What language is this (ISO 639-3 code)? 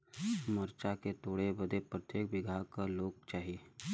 bho